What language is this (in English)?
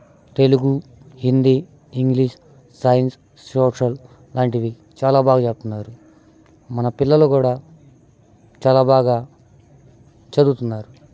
Telugu